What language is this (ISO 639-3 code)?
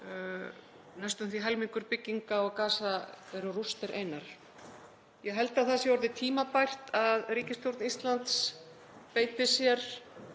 isl